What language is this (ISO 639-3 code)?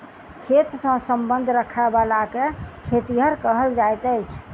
mai